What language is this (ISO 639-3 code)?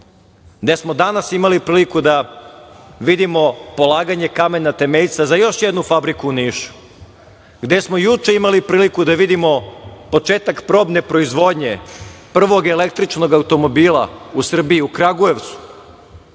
srp